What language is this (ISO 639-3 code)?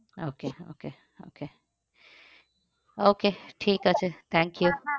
ben